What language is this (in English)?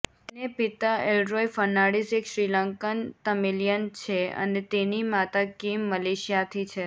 Gujarati